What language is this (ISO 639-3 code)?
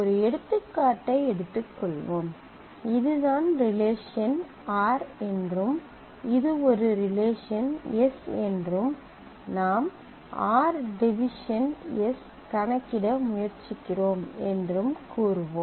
tam